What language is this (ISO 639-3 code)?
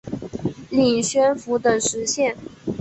zho